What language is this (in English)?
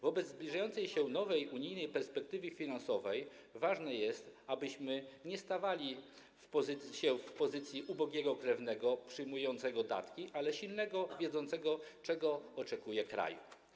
Polish